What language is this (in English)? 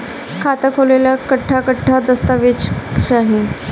Bhojpuri